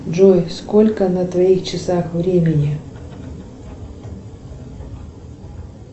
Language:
Russian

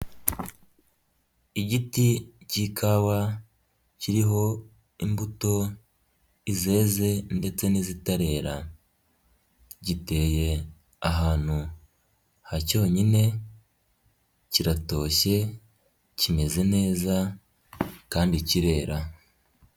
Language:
Kinyarwanda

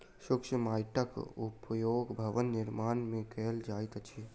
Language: Maithili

